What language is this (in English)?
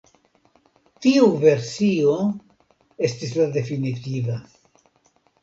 Esperanto